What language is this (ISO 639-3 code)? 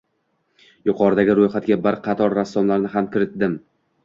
uzb